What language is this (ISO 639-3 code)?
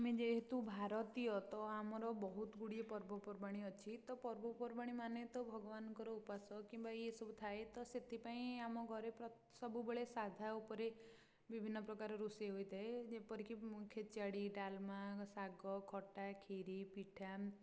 ori